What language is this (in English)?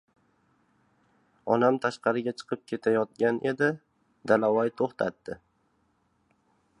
Uzbek